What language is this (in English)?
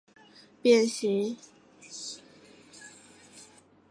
Chinese